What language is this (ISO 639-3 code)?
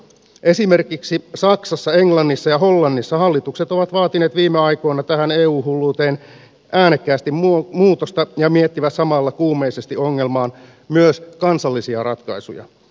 fin